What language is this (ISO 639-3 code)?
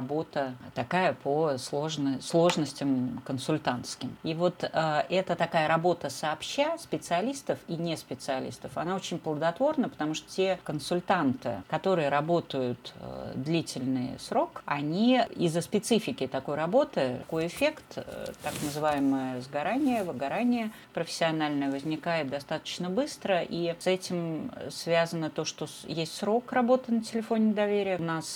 rus